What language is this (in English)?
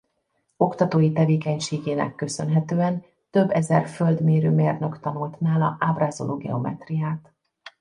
Hungarian